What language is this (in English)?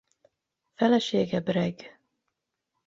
Hungarian